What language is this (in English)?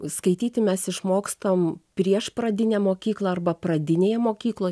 Lithuanian